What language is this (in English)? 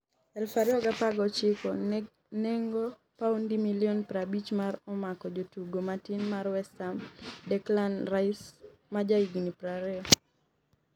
Luo (Kenya and Tanzania)